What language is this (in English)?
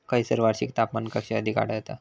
Marathi